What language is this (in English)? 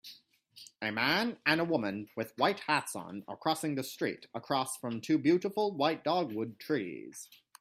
English